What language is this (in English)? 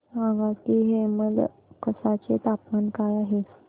Marathi